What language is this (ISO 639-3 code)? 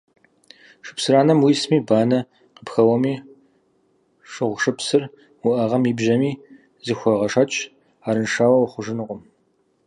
kbd